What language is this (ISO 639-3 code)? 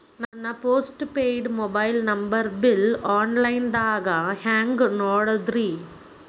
kan